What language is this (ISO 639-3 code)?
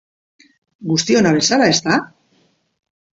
eus